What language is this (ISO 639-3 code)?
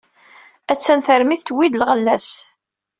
kab